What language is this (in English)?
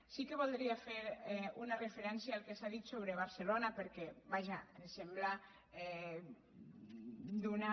Catalan